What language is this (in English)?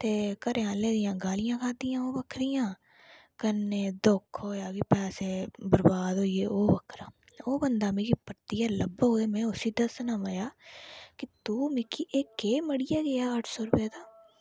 Dogri